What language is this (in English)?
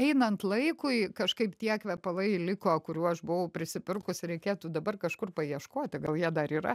Lithuanian